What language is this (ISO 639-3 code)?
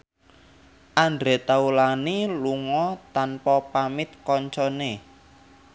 jav